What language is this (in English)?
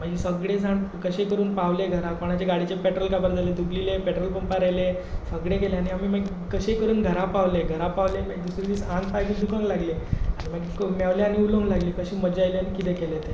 Konkani